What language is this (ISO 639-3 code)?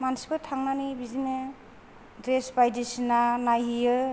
brx